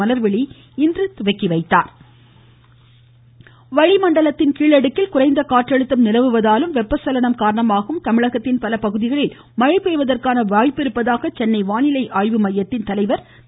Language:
Tamil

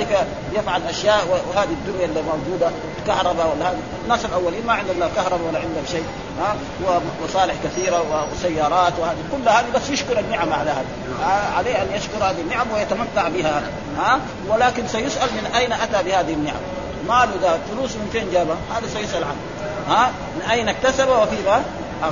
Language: Arabic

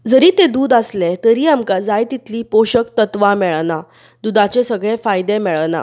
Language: Konkani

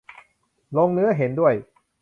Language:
Thai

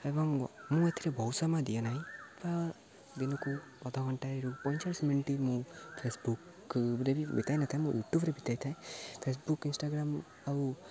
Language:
Odia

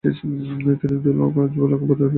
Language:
Bangla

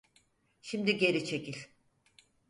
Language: Turkish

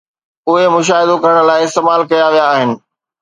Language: Sindhi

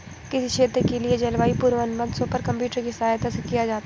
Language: Hindi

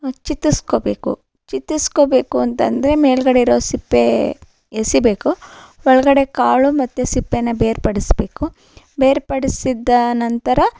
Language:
Kannada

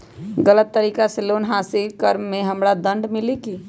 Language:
Magahi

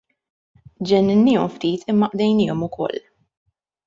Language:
Maltese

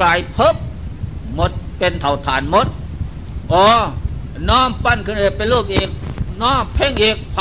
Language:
Thai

